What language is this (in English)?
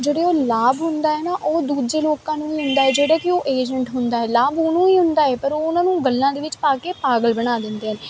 Punjabi